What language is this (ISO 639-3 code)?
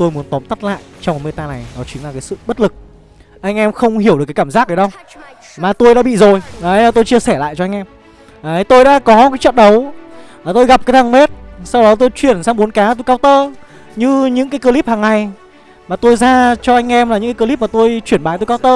vie